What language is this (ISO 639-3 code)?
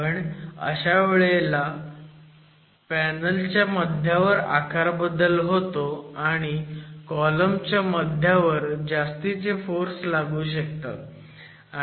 mar